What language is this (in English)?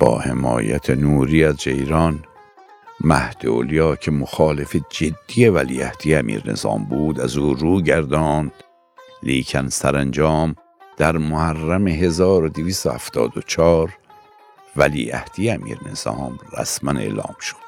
Persian